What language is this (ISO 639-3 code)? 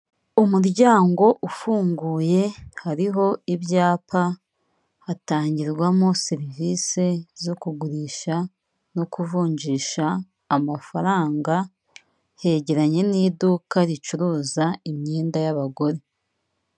kin